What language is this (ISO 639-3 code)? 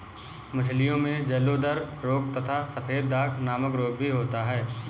hin